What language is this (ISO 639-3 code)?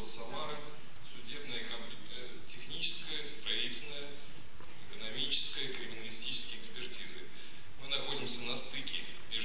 rus